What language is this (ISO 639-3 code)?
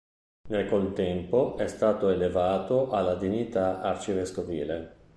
ita